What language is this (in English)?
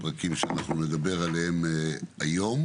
Hebrew